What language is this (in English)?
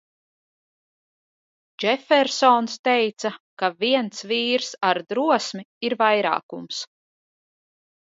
Latvian